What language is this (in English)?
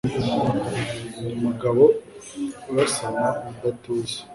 Kinyarwanda